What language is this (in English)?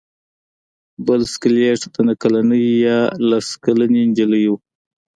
Pashto